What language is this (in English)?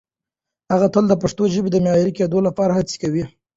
Pashto